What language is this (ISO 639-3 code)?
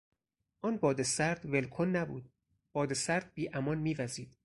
fas